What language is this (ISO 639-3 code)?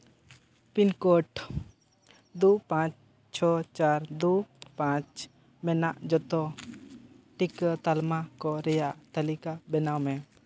sat